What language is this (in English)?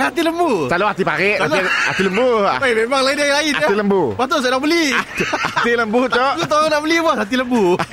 Malay